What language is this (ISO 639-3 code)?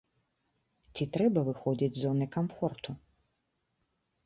bel